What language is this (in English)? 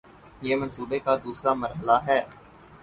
Urdu